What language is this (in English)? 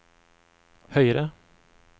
Norwegian